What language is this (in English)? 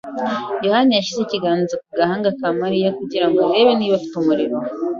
Kinyarwanda